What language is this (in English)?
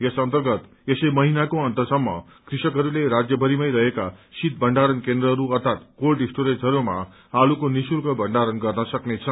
Nepali